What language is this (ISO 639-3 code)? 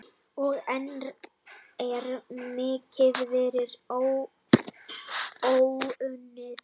isl